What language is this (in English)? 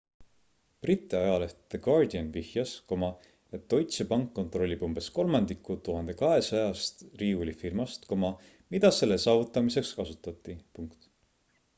Estonian